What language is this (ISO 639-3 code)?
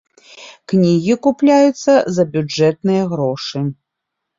bel